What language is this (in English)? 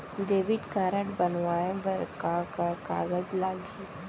Chhattisgarhi